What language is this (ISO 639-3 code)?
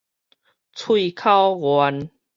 nan